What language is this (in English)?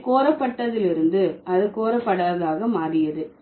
Tamil